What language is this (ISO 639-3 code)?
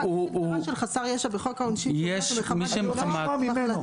heb